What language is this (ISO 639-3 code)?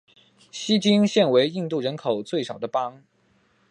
zho